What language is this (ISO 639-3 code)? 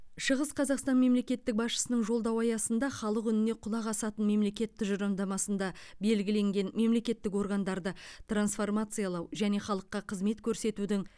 kaz